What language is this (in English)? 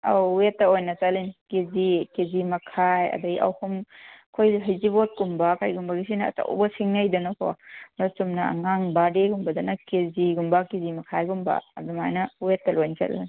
Manipuri